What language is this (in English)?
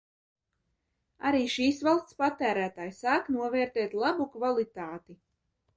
Latvian